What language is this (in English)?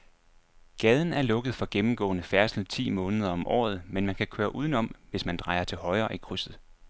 Danish